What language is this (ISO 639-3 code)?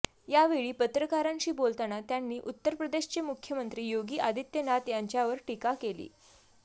mar